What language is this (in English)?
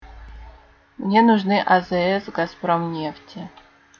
Russian